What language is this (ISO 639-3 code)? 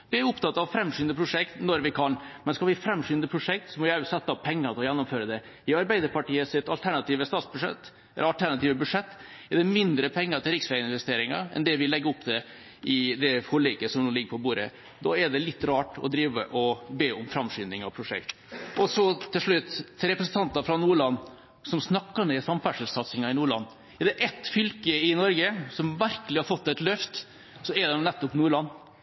nob